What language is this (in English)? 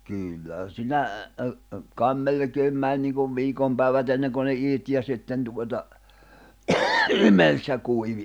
Finnish